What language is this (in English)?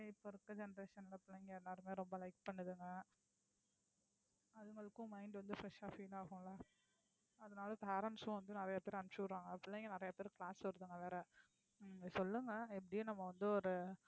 Tamil